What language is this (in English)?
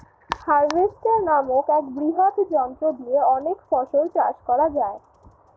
Bangla